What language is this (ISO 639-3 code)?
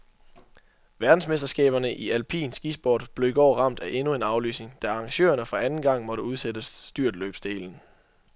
dan